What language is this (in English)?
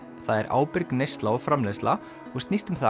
Icelandic